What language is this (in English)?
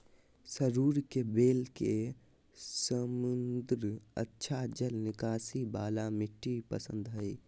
Magahi